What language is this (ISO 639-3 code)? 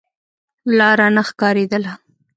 pus